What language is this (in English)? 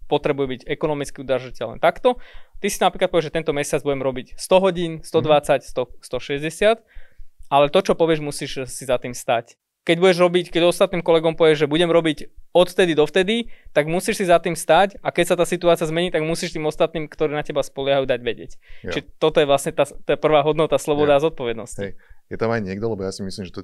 Slovak